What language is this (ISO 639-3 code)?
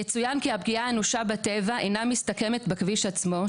heb